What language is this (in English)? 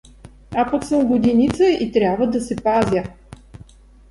Bulgarian